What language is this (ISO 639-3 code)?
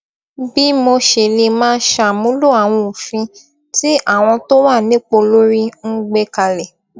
yor